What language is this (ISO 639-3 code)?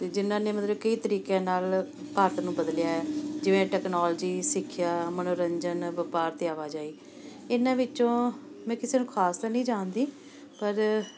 pan